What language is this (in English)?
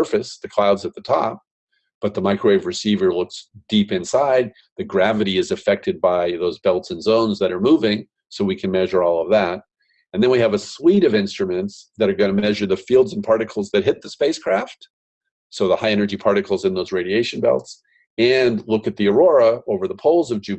English